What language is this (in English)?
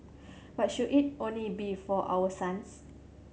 English